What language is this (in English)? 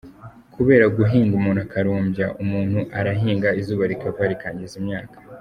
Kinyarwanda